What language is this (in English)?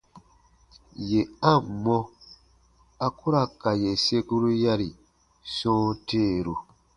Baatonum